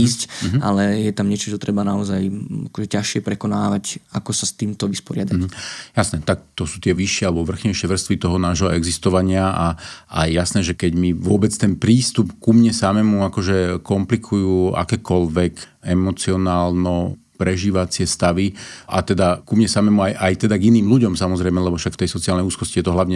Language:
Slovak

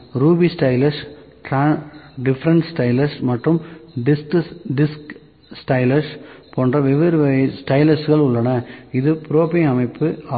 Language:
Tamil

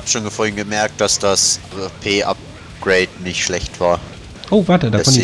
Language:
German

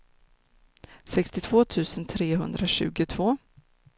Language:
Swedish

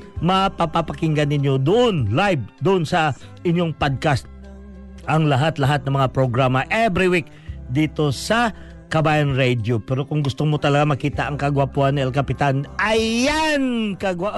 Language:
Filipino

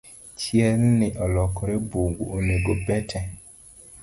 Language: Luo (Kenya and Tanzania)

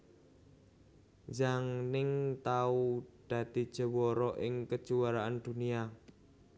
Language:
Javanese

